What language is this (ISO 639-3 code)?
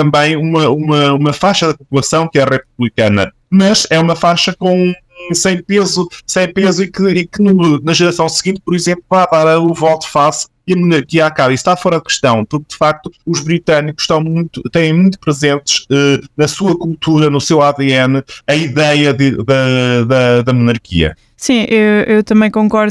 por